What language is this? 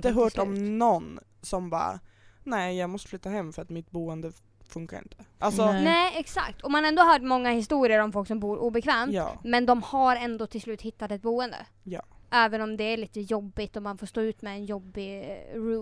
Swedish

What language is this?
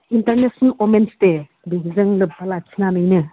Bodo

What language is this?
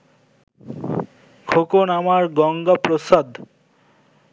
Bangla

